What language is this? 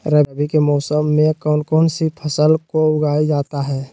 Magahi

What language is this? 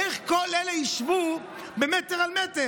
Hebrew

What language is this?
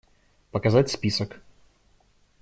Russian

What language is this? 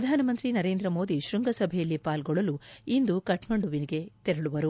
Kannada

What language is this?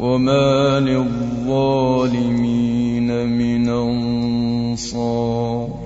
Arabic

